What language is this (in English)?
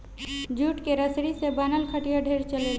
Bhojpuri